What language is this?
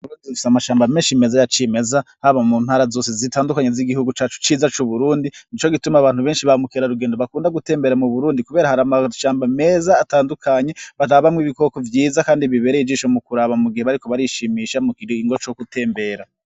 Rundi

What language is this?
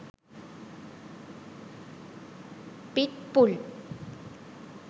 Sinhala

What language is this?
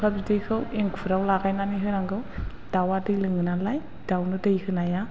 Bodo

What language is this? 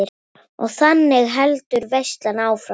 Icelandic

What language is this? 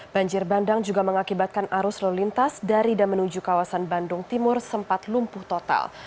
Indonesian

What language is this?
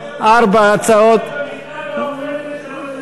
Hebrew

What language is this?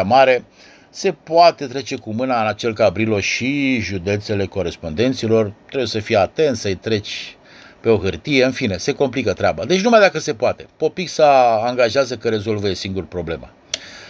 Romanian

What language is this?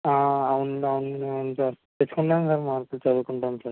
Telugu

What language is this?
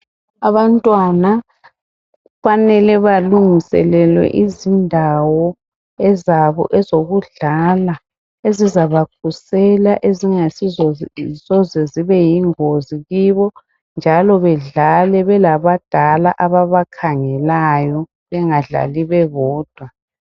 North Ndebele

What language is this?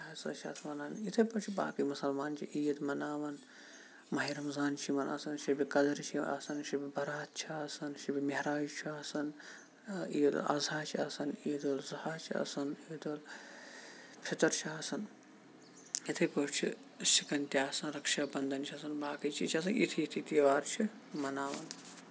Kashmiri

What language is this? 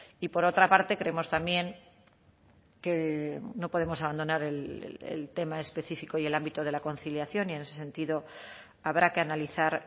Spanish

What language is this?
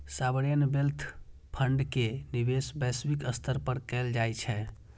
Maithili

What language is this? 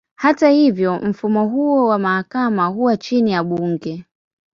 Swahili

